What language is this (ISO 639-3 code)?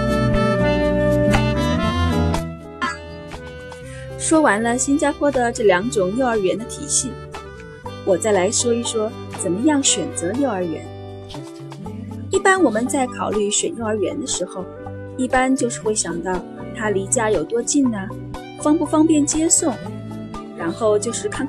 zho